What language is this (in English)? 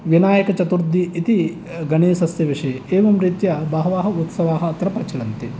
Sanskrit